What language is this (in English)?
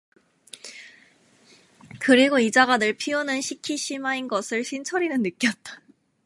Korean